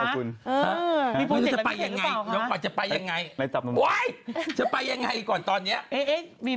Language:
Thai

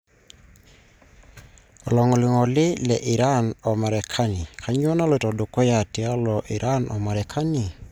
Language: Masai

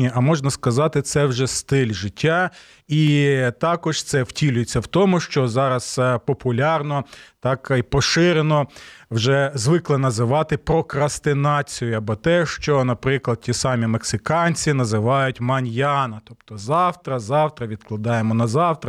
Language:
Ukrainian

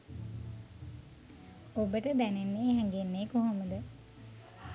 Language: Sinhala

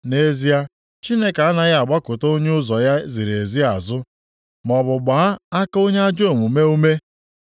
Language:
Igbo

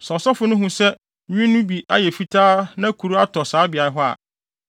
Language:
Akan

